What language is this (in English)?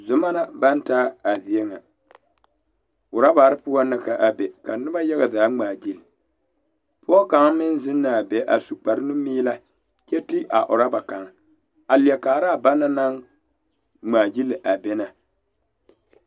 Southern Dagaare